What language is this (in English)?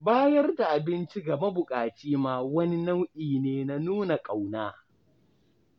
Hausa